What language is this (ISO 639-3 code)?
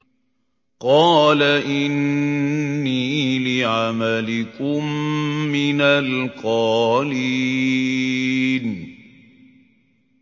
ara